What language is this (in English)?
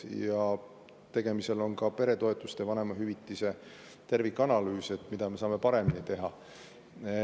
Estonian